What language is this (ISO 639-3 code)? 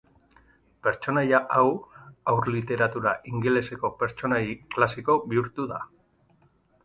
eus